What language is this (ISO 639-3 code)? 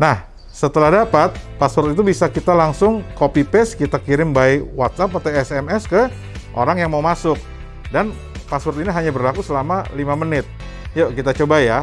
ind